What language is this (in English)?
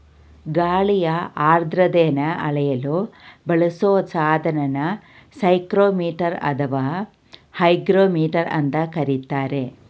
Kannada